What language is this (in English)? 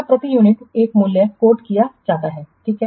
Hindi